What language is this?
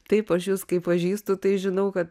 Lithuanian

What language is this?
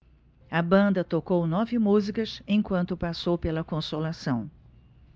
Portuguese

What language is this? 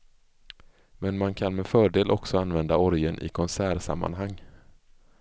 Swedish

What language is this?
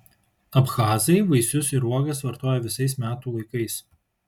Lithuanian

